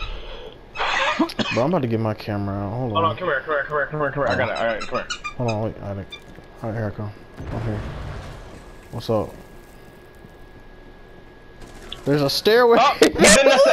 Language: English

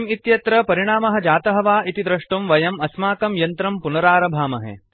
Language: Sanskrit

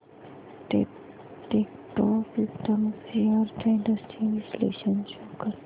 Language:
Marathi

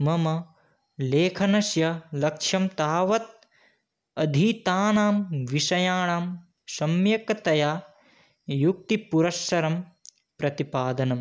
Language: Sanskrit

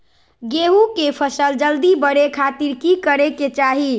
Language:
Magahi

